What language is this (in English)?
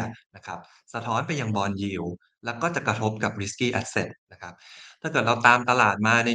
Thai